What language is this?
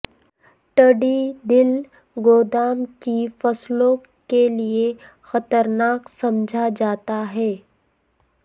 Urdu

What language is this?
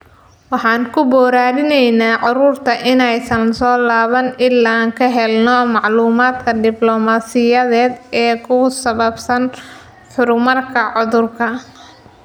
Somali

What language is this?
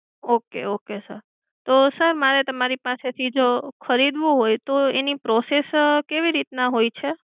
Gujarati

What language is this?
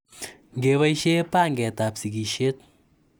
Kalenjin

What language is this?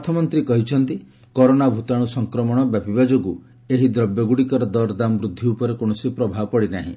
Odia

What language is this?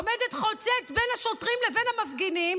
Hebrew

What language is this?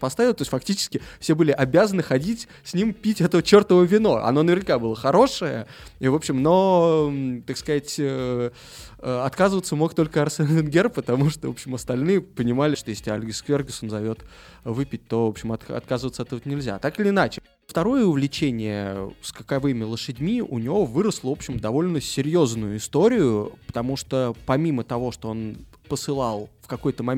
Russian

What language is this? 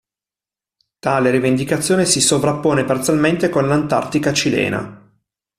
Italian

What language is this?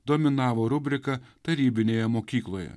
Lithuanian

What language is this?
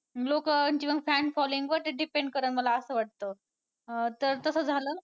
Marathi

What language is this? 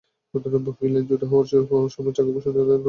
Bangla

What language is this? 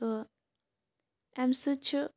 Kashmiri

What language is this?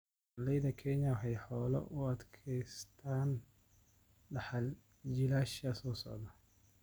Somali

